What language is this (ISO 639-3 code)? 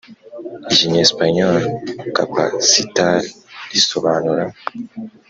kin